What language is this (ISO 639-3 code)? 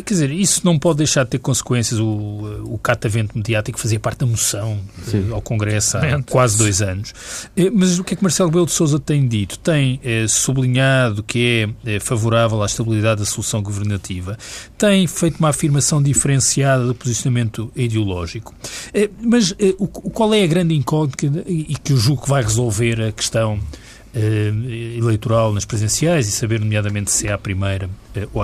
por